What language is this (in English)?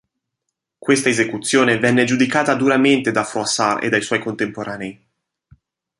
Italian